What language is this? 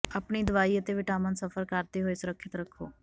Punjabi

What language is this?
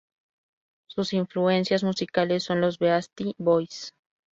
Spanish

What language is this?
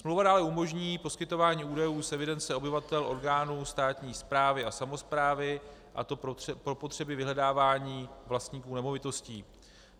Czech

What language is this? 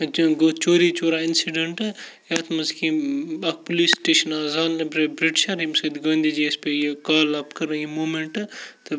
Kashmiri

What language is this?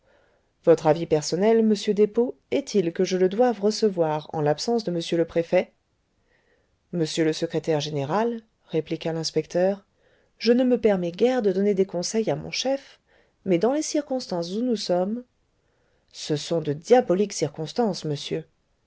French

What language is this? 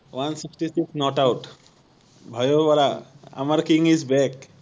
Assamese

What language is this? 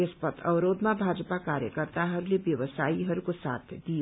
Nepali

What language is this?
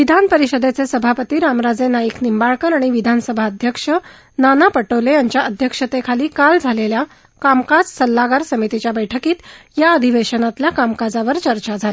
Marathi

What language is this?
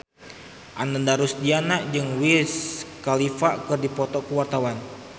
Sundanese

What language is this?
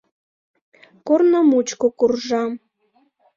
Mari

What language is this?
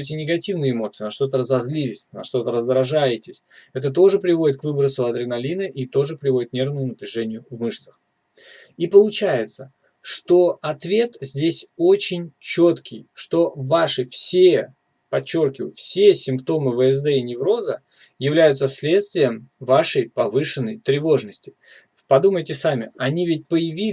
Russian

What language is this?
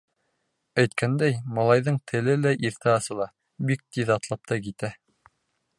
Bashkir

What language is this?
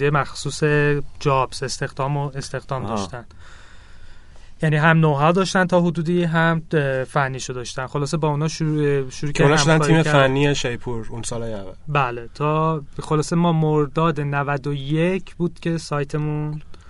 Persian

